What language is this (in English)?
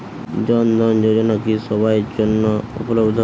Bangla